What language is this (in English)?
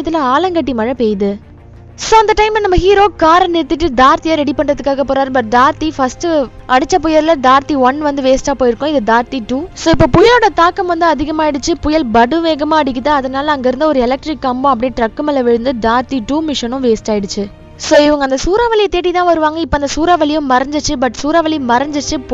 Tamil